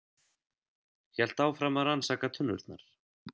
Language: Icelandic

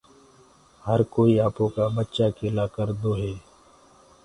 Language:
Gurgula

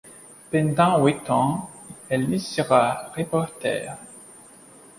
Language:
French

